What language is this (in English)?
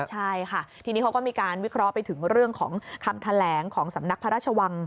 Thai